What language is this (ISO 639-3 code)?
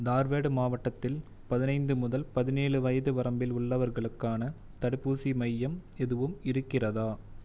tam